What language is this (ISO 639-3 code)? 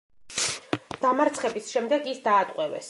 kat